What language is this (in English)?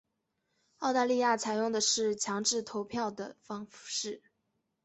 Chinese